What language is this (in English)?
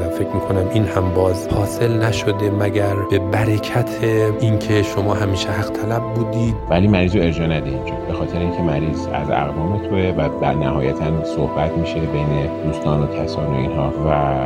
Persian